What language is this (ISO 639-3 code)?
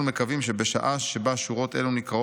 heb